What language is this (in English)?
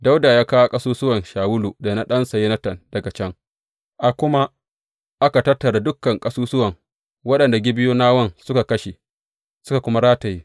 Hausa